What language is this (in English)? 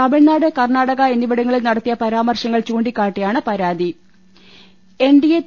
Malayalam